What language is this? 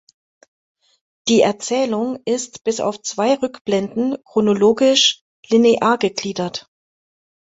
German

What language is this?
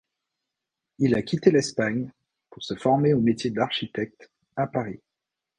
French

